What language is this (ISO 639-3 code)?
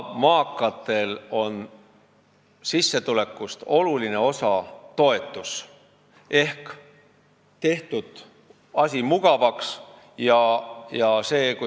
est